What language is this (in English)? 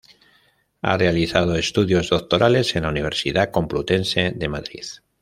Spanish